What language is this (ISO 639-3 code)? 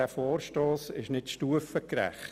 gsw